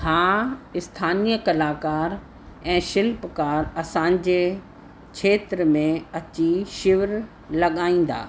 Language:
Sindhi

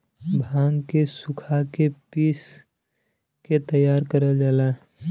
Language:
Bhojpuri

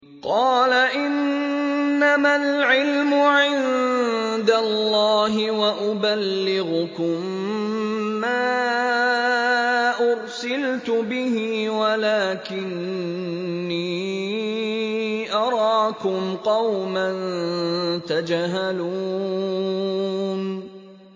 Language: Arabic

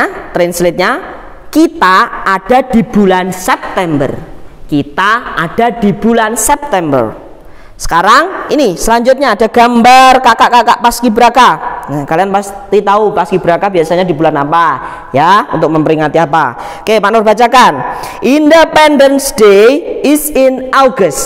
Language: Indonesian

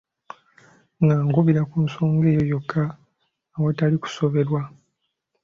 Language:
Ganda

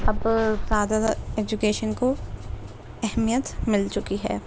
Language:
Urdu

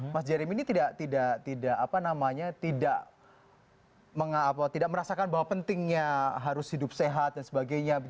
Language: Indonesian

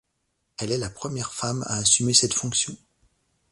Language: French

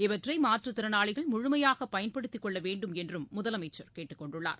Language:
Tamil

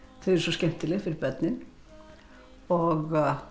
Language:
Icelandic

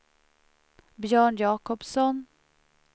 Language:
Swedish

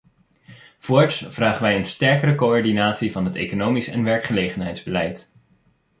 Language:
Dutch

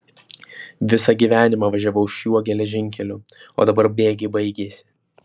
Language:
Lithuanian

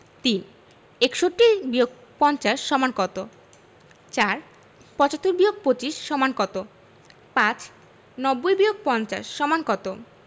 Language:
Bangla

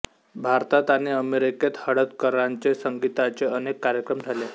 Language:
Marathi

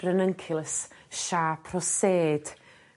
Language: Welsh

